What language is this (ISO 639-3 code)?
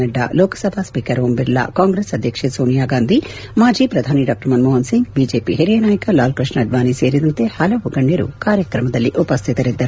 kan